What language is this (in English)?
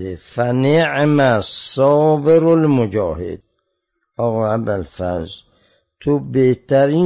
Persian